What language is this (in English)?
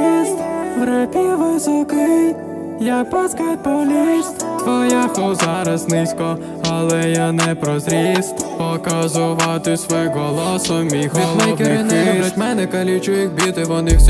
Ukrainian